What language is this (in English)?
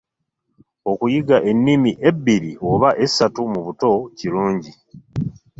Ganda